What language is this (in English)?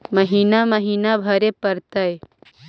Magahi